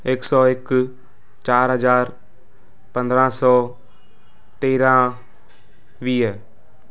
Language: Sindhi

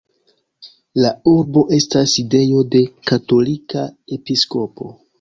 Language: Esperanto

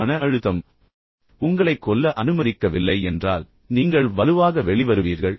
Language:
Tamil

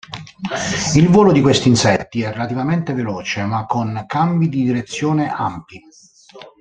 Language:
Italian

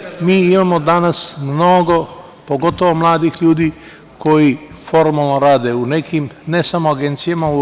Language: Serbian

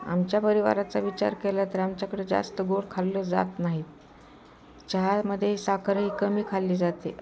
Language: Marathi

